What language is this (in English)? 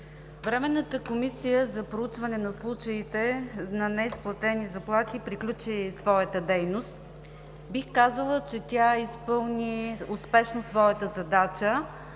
Bulgarian